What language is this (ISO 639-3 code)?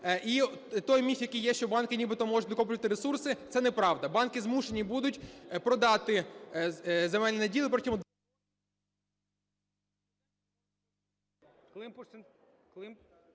ukr